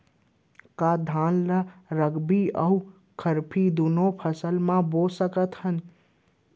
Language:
Chhattisgarhi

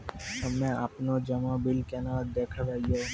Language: Maithili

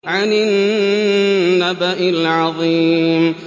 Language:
Arabic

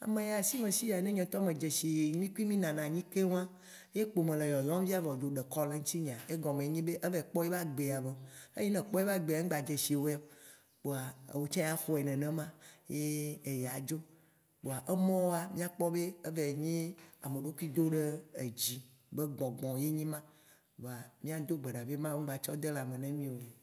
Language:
Waci Gbe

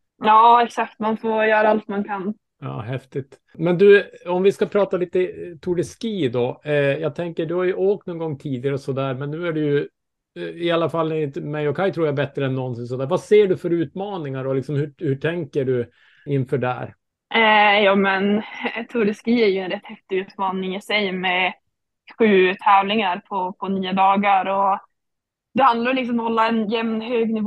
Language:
Swedish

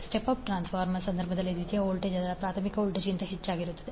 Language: Kannada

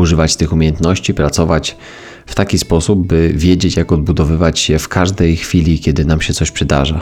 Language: Polish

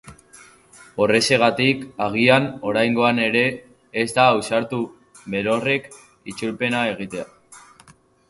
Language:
Basque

